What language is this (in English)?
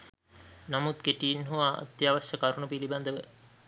Sinhala